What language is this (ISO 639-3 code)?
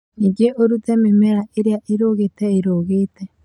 kik